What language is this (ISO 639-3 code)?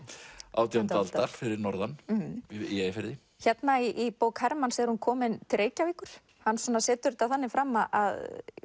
isl